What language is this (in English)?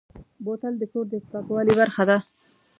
Pashto